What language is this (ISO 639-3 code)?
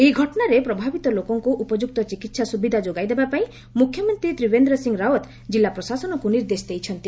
ori